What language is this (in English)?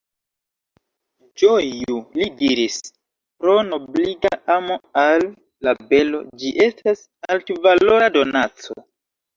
Esperanto